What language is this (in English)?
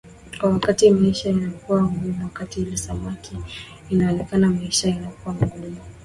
Swahili